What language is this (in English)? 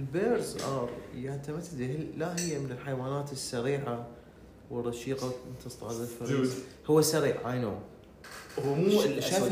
Arabic